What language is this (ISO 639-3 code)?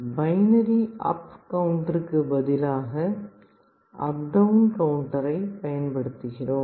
tam